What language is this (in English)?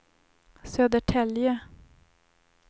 Swedish